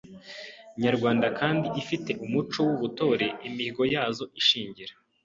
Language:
Kinyarwanda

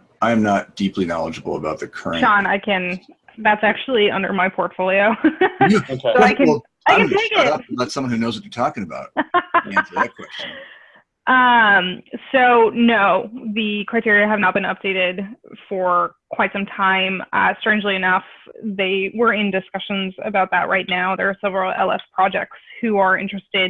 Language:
English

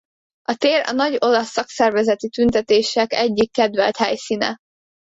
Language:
Hungarian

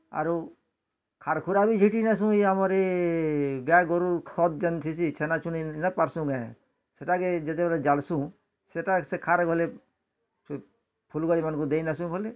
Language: Odia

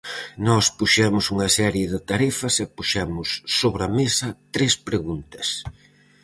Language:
Galician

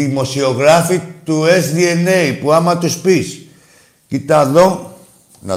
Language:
Greek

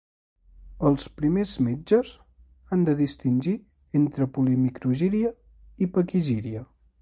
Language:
Catalan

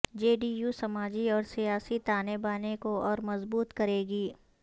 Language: Urdu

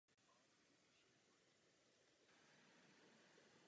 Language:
Czech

